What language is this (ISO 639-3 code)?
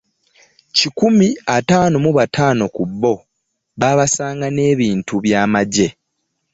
lug